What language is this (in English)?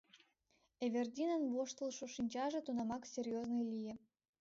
Mari